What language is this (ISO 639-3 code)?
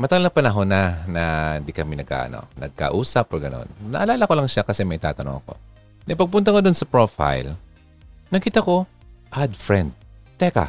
fil